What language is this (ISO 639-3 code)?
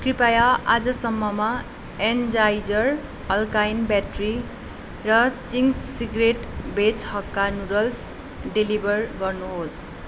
nep